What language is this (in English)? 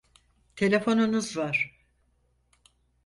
Turkish